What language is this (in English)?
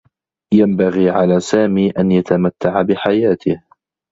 Arabic